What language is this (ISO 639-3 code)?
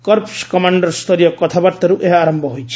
ori